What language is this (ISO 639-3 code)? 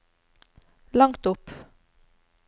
nor